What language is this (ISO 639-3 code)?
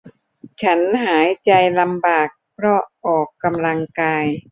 tha